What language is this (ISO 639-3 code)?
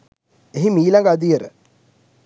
sin